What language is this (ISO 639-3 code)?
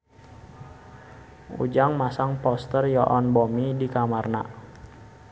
sun